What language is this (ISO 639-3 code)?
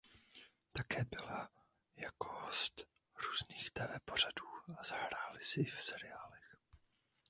ces